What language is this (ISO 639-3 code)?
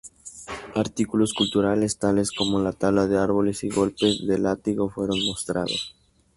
spa